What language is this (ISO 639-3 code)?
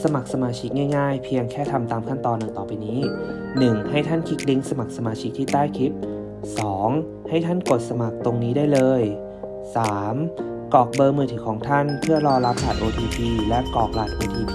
tha